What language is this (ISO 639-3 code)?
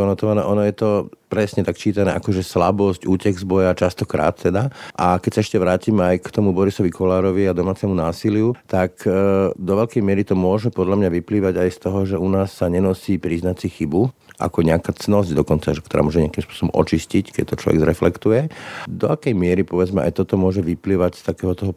slk